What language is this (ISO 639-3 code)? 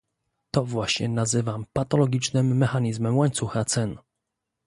pol